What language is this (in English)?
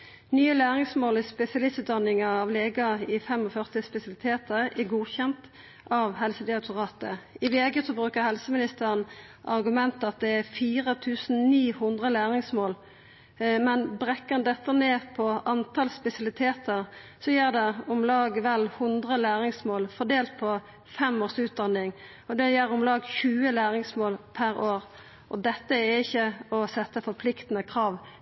Norwegian Nynorsk